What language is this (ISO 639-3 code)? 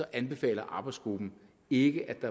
dan